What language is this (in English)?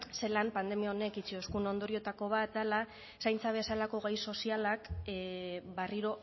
Basque